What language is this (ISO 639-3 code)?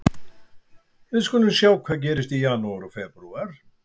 isl